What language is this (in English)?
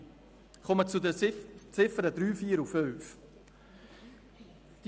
Swiss German